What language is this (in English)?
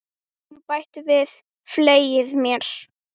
Icelandic